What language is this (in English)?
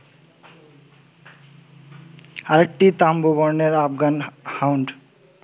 Bangla